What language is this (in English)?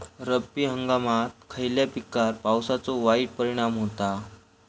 Marathi